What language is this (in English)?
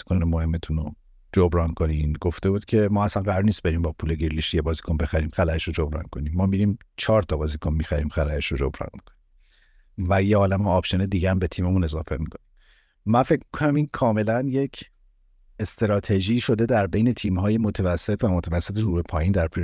Persian